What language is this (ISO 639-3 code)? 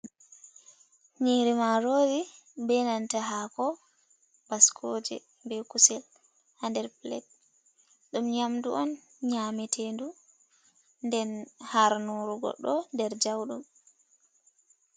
ful